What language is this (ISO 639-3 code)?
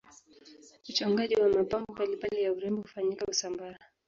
swa